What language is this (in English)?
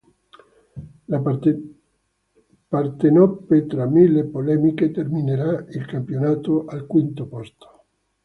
Italian